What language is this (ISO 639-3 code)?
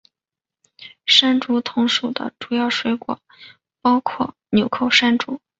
zho